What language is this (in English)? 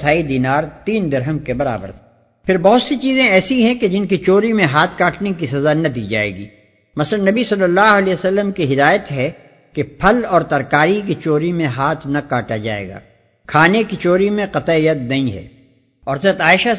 Urdu